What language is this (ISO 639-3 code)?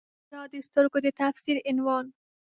pus